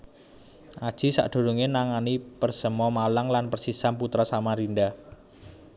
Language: Javanese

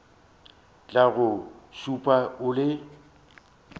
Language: Northern Sotho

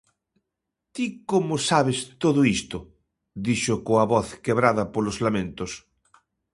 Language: Galician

